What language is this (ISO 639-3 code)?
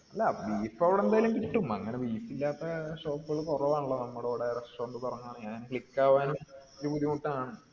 mal